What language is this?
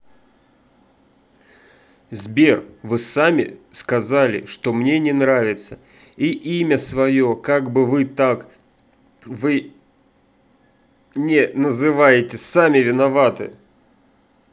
Russian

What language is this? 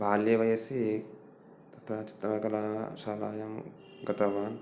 Sanskrit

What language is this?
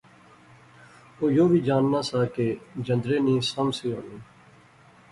Pahari-Potwari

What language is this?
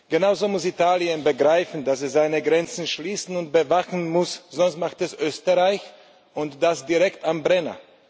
German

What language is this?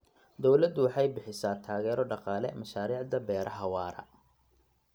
Somali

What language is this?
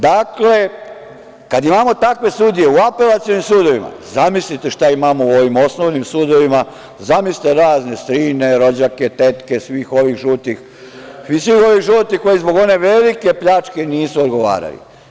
Serbian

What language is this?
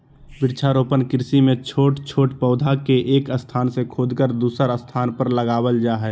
Magahi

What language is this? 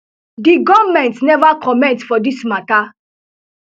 Nigerian Pidgin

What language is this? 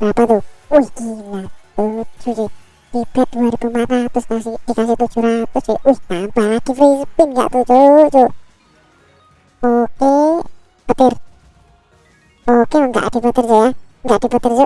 Indonesian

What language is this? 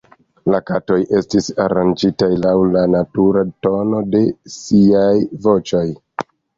Esperanto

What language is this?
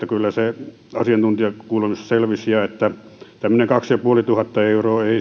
Finnish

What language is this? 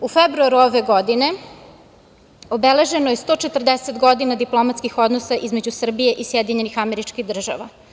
Serbian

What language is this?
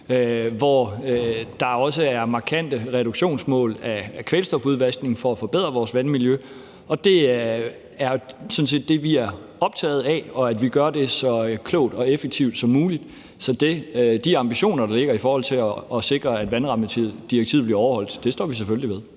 Danish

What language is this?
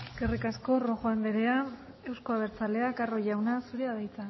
Basque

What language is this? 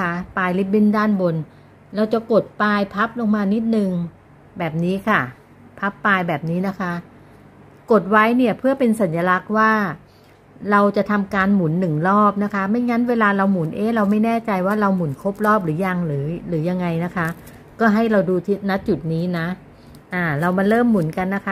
Thai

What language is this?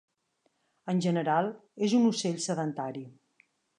Catalan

